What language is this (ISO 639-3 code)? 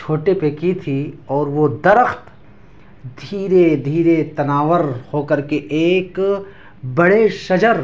urd